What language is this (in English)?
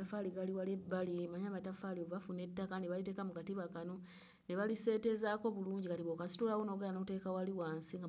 Ganda